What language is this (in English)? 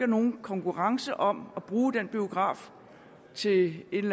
Danish